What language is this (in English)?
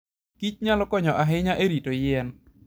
Luo (Kenya and Tanzania)